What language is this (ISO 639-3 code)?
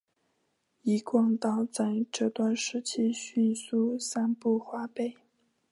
zho